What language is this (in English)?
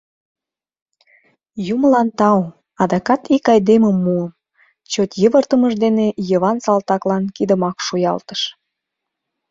Mari